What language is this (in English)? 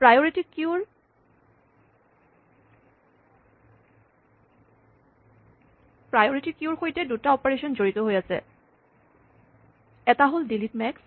Assamese